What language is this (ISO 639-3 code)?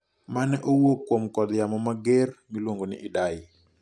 luo